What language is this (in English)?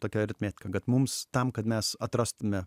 Lithuanian